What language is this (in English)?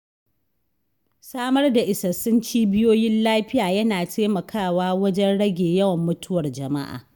Hausa